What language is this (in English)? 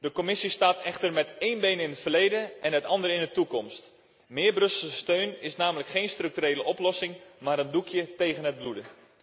Dutch